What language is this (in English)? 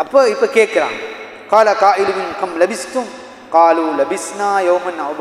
Arabic